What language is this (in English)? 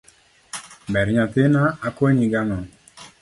Luo (Kenya and Tanzania)